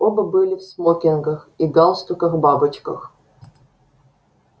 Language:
Russian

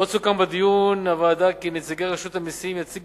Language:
Hebrew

